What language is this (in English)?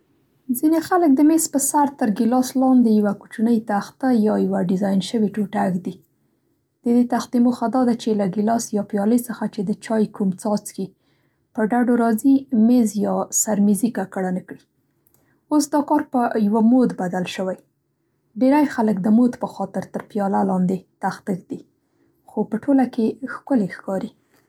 Central Pashto